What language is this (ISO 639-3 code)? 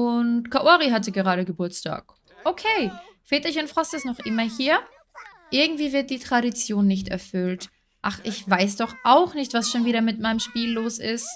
deu